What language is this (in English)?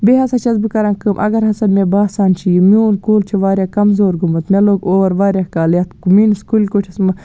Kashmiri